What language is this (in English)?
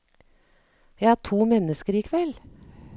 Norwegian